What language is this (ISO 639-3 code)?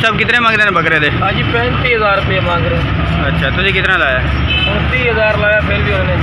hin